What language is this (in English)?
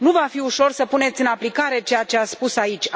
Romanian